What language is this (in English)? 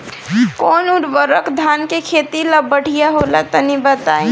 Bhojpuri